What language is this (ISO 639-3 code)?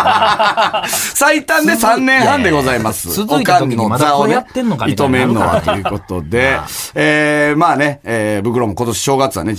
jpn